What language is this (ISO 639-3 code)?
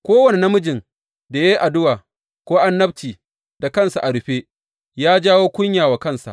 hau